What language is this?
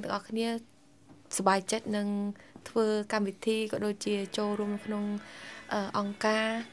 Thai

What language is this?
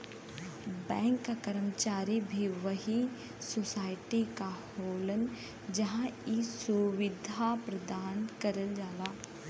Bhojpuri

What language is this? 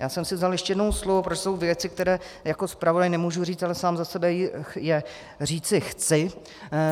Czech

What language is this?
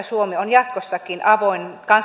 Finnish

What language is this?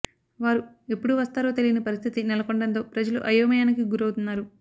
Telugu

